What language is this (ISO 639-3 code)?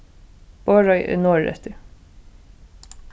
fao